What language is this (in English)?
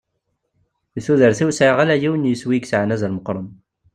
Kabyle